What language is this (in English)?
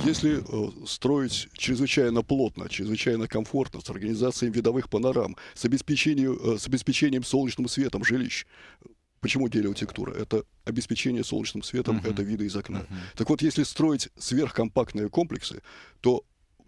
Russian